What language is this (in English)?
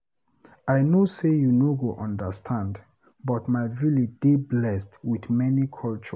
Nigerian Pidgin